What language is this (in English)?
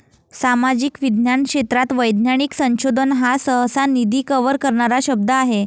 Marathi